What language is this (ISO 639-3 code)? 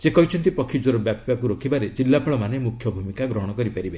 ori